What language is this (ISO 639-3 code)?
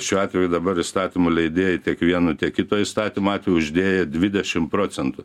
lit